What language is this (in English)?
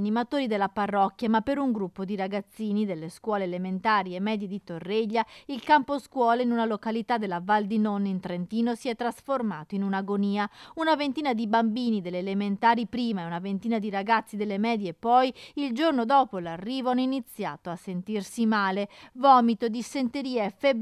Italian